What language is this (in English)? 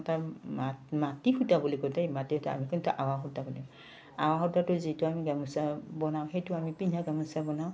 Assamese